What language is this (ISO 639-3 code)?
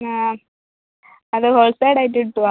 mal